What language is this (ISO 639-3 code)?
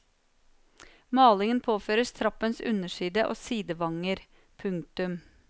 nor